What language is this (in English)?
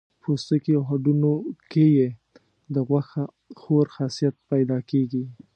Pashto